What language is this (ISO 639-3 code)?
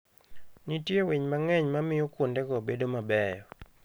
luo